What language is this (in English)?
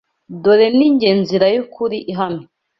Kinyarwanda